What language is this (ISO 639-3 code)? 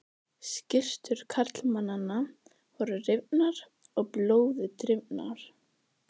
isl